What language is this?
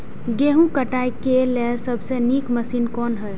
Maithili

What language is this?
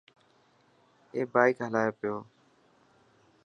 Dhatki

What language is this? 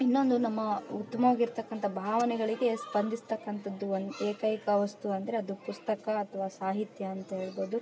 Kannada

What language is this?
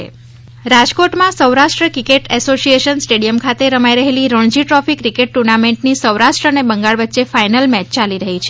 Gujarati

